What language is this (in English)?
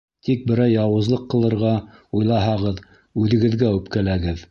Bashkir